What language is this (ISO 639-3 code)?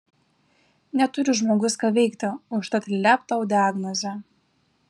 lit